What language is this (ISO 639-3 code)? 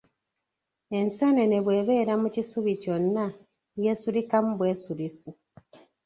lug